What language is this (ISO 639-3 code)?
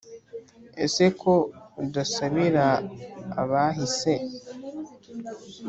kin